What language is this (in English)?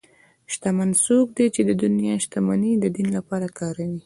Pashto